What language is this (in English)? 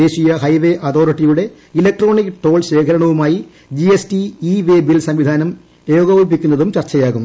Malayalam